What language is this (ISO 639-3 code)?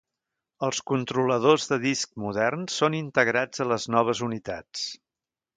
cat